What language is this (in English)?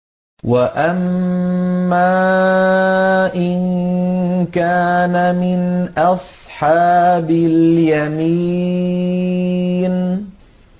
Arabic